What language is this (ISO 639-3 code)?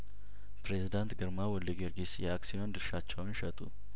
amh